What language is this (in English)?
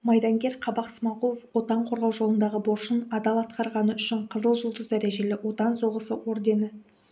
Kazakh